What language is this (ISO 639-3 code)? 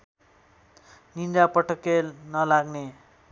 nep